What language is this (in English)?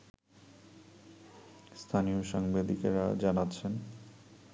Bangla